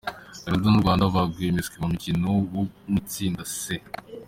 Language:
Kinyarwanda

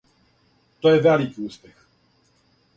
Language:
Serbian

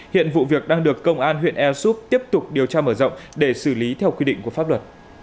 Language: Vietnamese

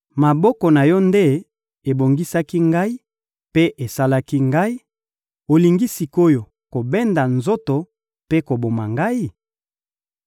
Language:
Lingala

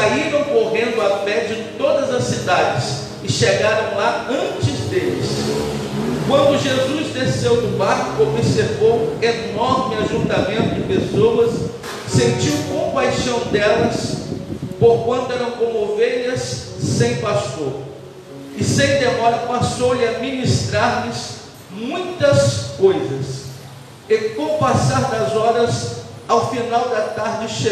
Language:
Portuguese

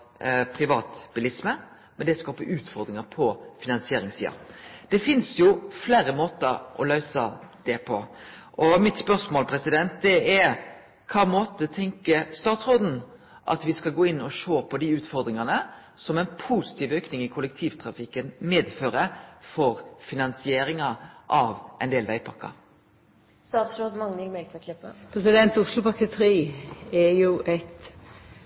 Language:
Norwegian Nynorsk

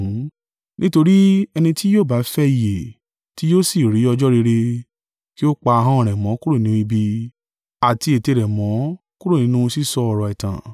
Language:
Yoruba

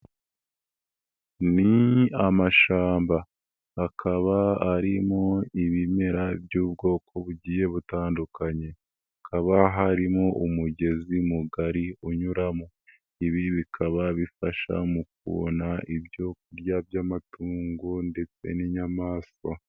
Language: Kinyarwanda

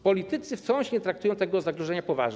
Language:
Polish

